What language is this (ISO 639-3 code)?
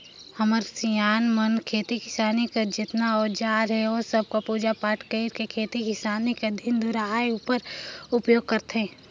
hne